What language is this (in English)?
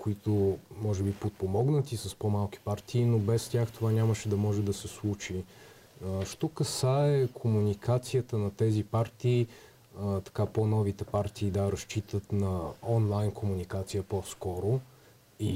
Bulgarian